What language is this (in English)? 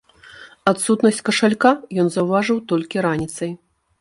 Belarusian